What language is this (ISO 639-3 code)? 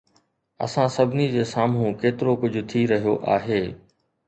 snd